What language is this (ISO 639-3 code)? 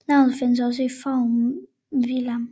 dan